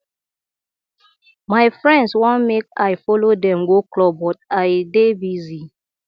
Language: Nigerian Pidgin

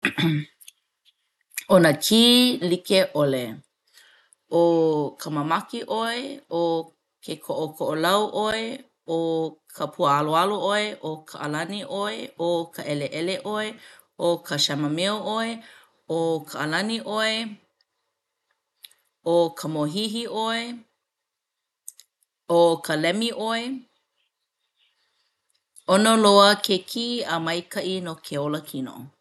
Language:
Hawaiian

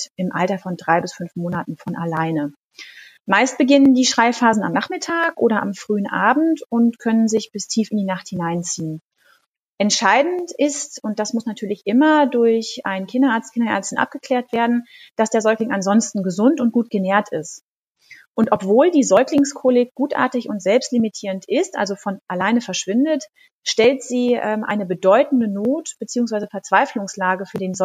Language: German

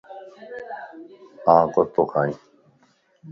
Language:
Lasi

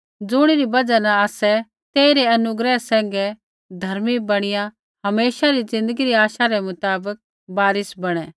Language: Kullu Pahari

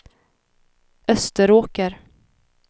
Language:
Swedish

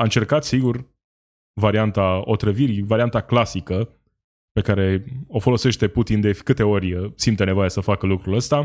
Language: Romanian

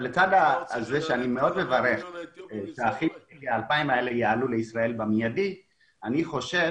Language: Hebrew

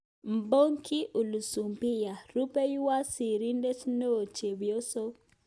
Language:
Kalenjin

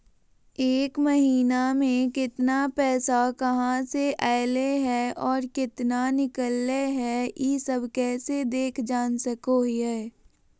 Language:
Magahi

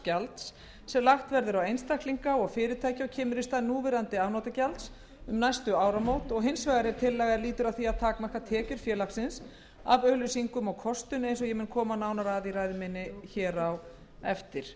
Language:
Icelandic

